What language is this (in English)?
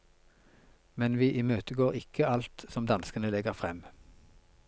Norwegian